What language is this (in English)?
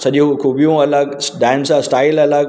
Sindhi